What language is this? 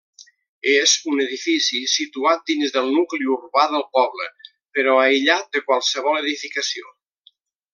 Catalan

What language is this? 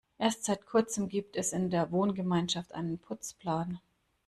German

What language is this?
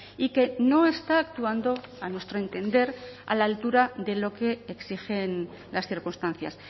Spanish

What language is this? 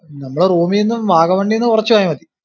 Malayalam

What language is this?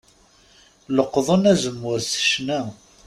Kabyle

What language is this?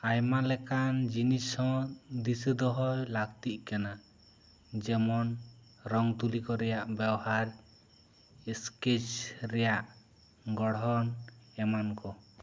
Santali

